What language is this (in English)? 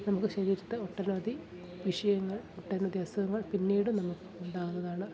Malayalam